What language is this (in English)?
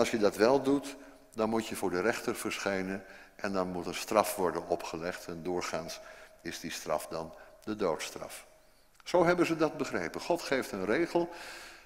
Dutch